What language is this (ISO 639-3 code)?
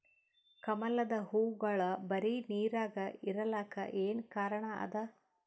kan